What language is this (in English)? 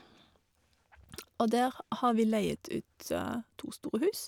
Norwegian